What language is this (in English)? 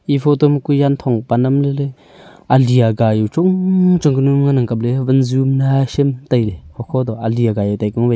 Wancho Naga